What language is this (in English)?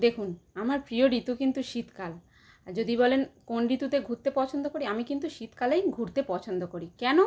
Bangla